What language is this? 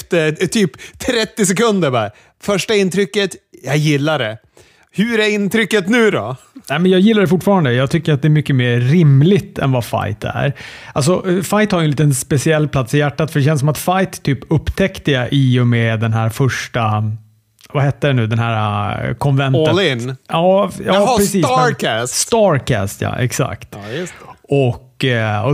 Swedish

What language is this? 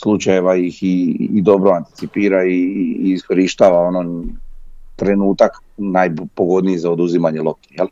Croatian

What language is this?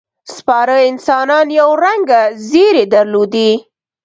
Pashto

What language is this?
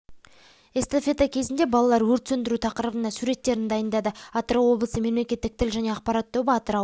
Kazakh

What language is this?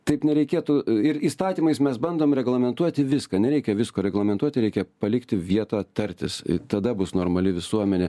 Lithuanian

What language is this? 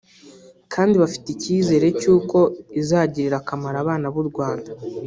Kinyarwanda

